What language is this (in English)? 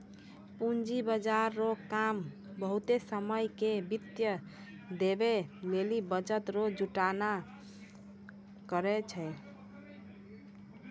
Maithili